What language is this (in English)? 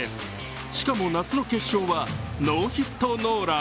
Japanese